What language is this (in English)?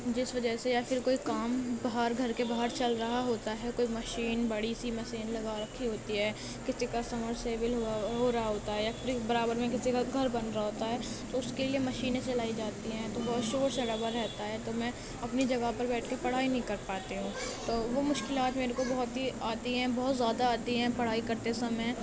Urdu